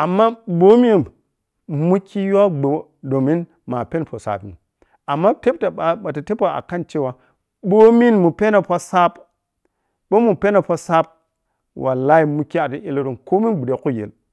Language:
Piya-Kwonci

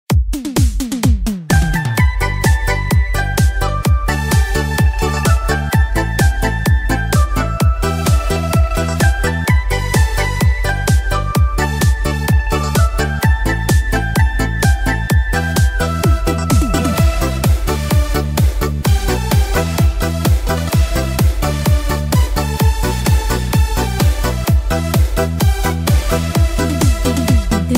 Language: Thai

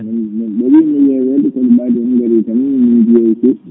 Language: Fula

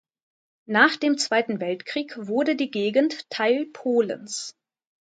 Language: German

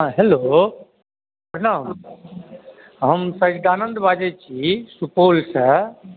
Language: Maithili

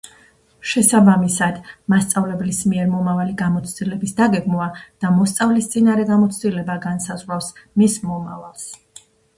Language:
Georgian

